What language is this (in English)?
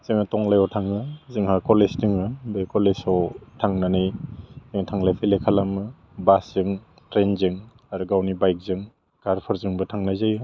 Bodo